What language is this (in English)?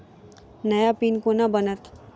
Maithili